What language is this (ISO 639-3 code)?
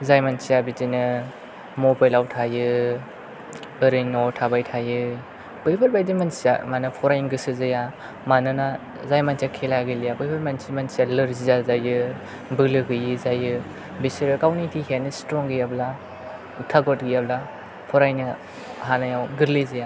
brx